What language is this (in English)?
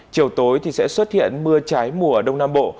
Vietnamese